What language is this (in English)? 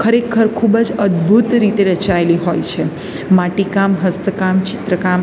Gujarati